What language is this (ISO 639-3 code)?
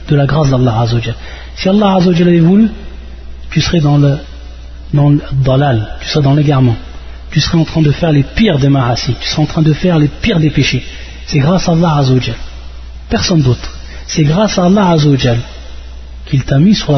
fra